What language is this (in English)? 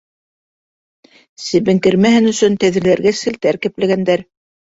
Bashkir